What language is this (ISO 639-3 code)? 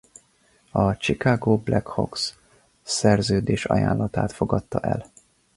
hun